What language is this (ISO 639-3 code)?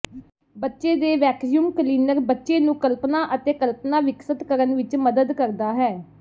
pan